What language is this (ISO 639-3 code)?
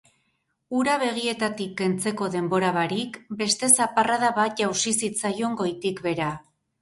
eus